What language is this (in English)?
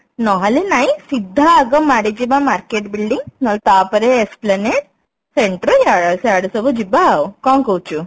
Odia